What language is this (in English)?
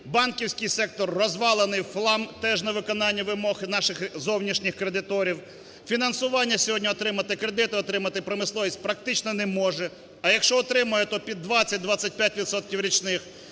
Ukrainian